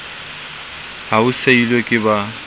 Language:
Southern Sotho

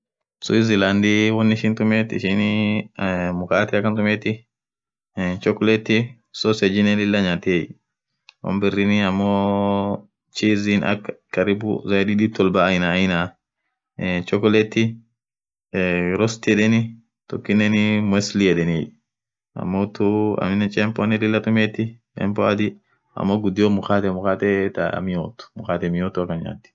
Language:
Orma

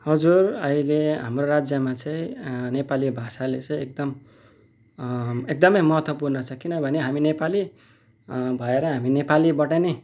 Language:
Nepali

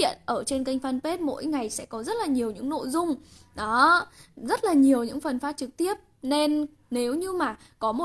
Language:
Vietnamese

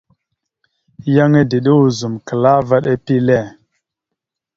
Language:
Mada (Cameroon)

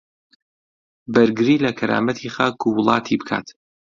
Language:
Central Kurdish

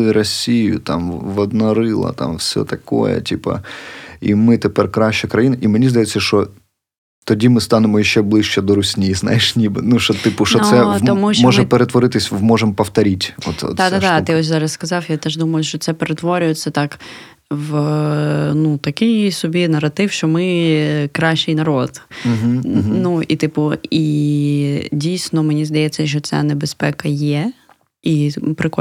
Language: Ukrainian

